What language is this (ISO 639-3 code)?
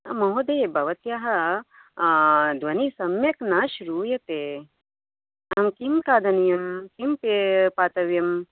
san